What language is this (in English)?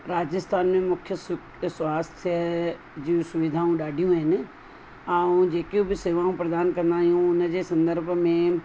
Sindhi